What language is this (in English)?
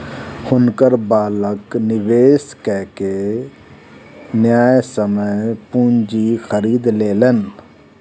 Maithili